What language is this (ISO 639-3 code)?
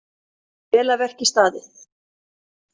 isl